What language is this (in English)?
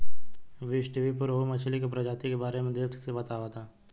Bhojpuri